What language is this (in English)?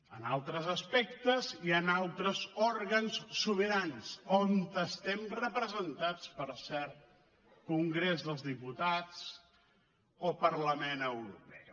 Catalan